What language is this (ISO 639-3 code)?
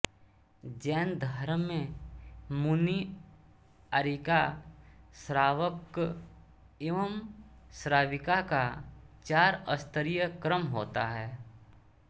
hin